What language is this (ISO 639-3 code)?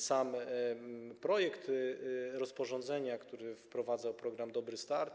pol